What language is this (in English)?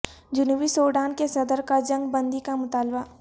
Urdu